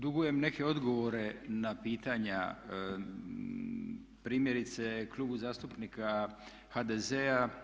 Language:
Croatian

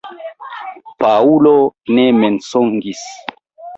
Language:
Esperanto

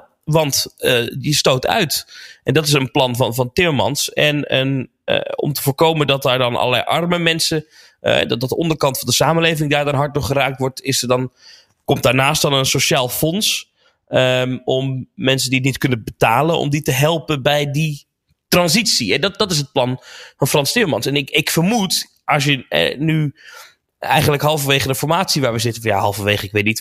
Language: Dutch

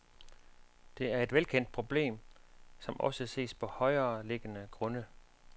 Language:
Danish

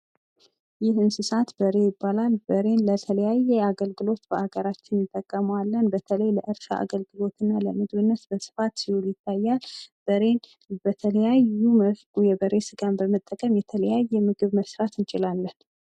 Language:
Amharic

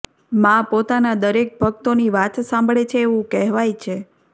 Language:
Gujarati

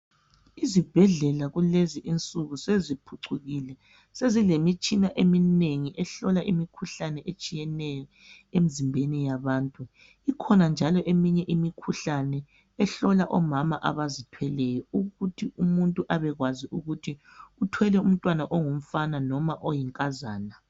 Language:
North Ndebele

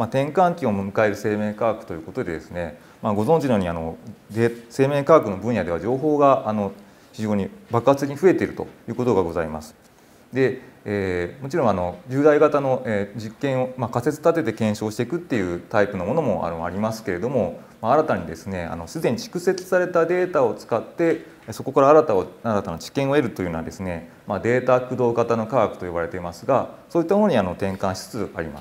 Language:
Japanese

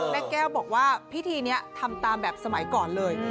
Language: Thai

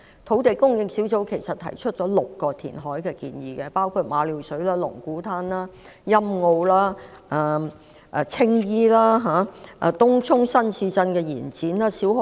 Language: Cantonese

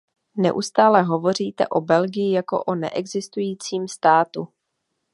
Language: Czech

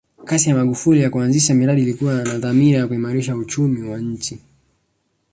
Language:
Swahili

